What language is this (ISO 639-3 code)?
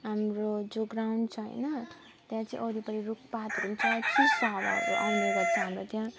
nep